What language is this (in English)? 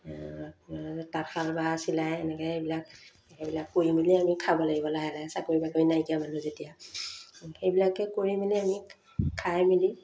Assamese